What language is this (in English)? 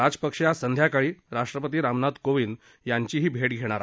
Marathi